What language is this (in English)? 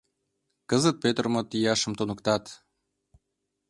Mari